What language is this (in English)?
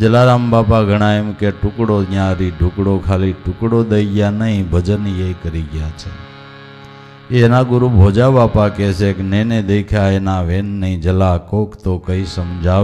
Hindi